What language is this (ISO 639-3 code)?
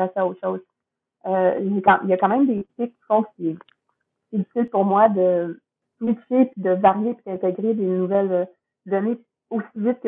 fra